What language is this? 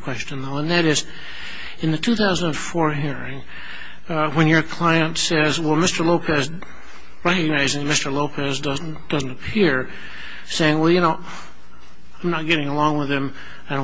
English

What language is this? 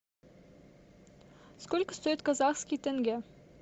Russian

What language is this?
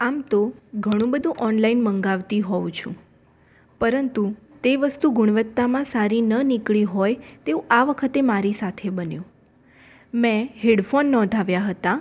Gujarati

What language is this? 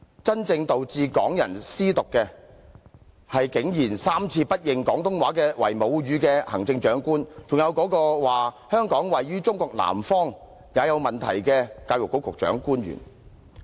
Cantonese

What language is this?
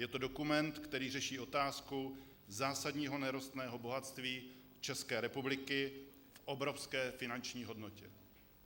Czech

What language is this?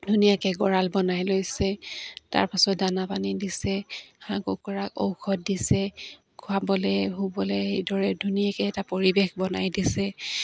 Assamese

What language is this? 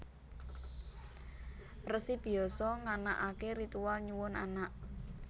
Javanese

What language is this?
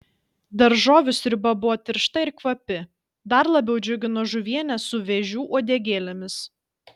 Lithuanian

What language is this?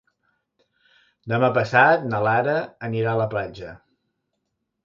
Catalan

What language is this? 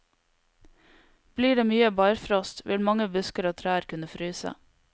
Norwegian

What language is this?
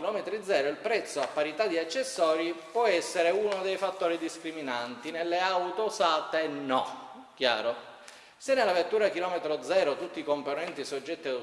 Italian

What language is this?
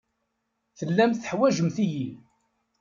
Kabyle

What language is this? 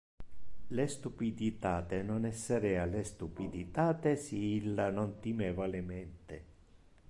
Interlingua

